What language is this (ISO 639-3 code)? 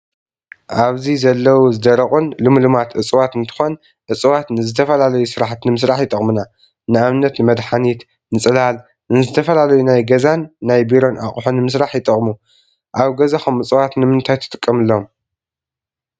tir